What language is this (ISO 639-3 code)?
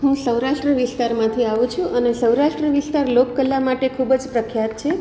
guj